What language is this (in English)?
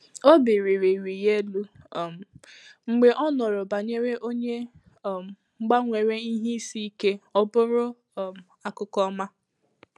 Igbo